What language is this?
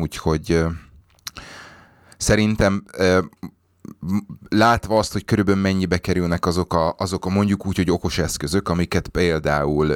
Hungarian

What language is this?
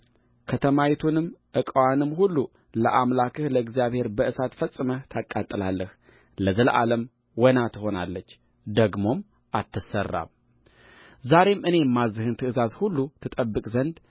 Amharic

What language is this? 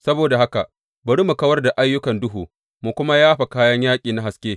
Hausa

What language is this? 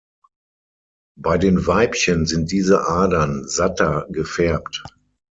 German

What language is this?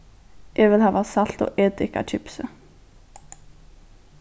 Faroese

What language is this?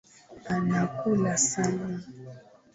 Swahili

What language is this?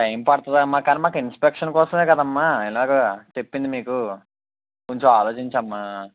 Telugu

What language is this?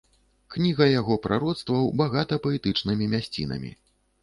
Belarusian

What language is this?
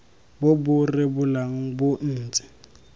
Tswana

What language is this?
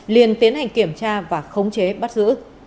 Vietnamese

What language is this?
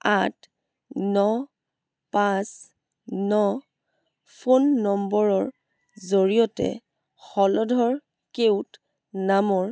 Assamese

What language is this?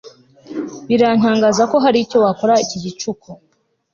Kinyarwanda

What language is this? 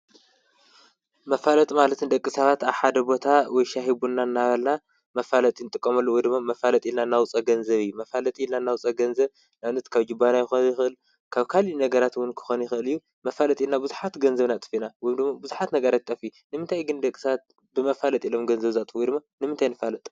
Tigrinya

